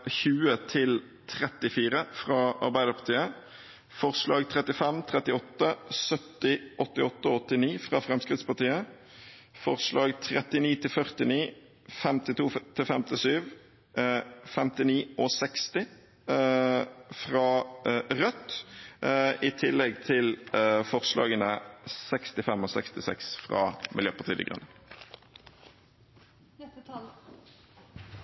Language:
Norwegian Bokmål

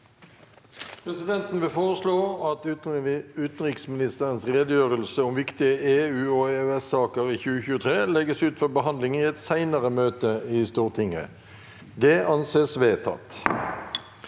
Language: Norwegian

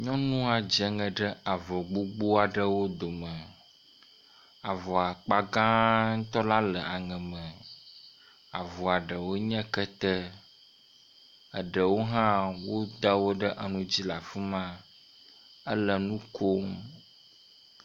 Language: Ewe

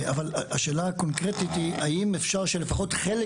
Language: Hebrew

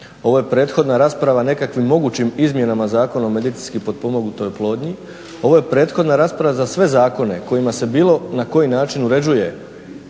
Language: Croatian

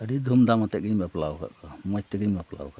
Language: Santali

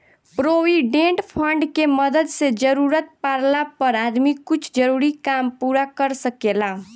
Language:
Bhojpuri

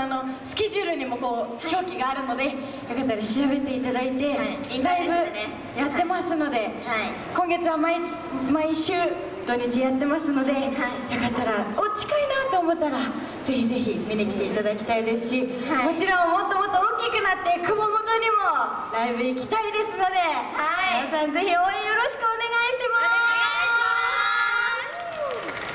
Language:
Japanese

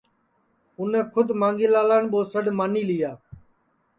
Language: Sansi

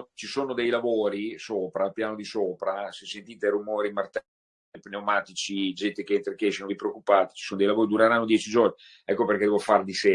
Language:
Italian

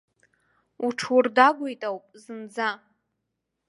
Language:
Abkhazian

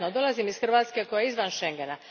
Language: Croatian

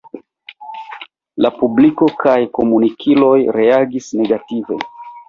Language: Esperanto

